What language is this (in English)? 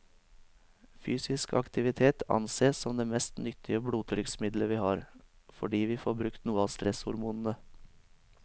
Norwegian